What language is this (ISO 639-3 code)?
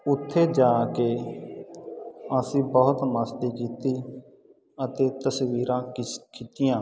pan